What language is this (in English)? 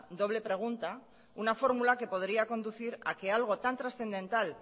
Spanish